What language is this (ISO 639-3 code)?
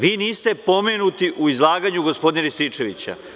srp